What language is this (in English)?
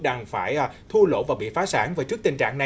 Vietnamese